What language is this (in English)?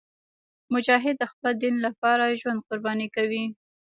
Pashto